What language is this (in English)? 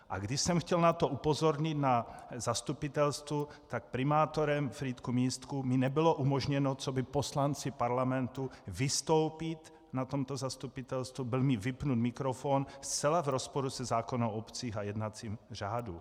Czech